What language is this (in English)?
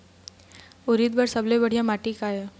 Chhattisgarhi